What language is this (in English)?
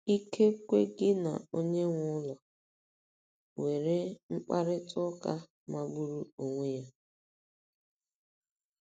Igbo